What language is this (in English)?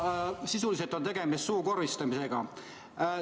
Estonian